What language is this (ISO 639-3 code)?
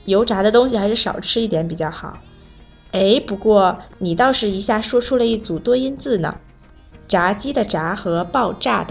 zho